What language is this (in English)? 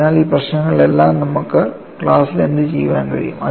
Malayalam